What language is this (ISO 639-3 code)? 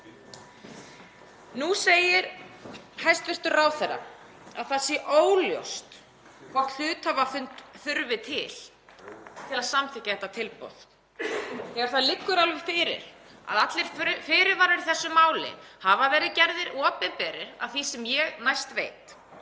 isl